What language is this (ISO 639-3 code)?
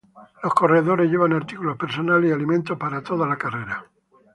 spa